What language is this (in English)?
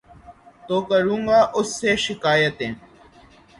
Urdu